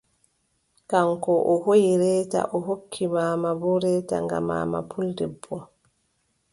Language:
Adamawa Fulfulde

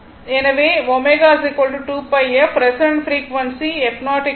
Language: Tamil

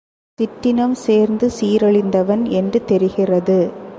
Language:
Tamil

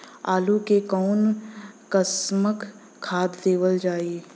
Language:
Bhojpuri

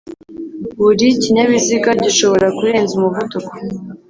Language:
Kinyarwanda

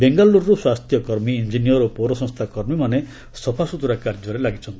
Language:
Odia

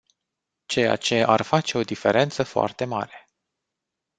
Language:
Romanian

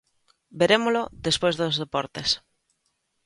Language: Galician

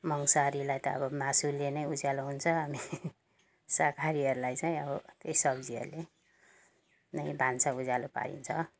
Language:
Nepali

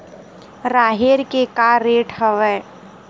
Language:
Chhattisgarhi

